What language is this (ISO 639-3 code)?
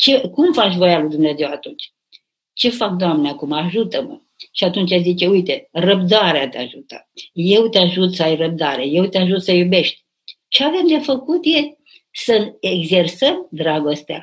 ron